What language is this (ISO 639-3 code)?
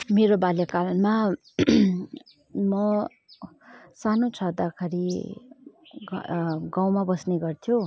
nep